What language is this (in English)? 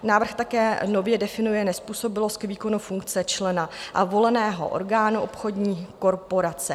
Czech